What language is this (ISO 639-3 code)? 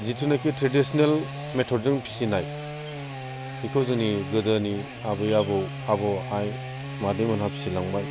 brx